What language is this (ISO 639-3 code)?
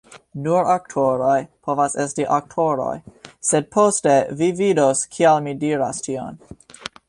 epo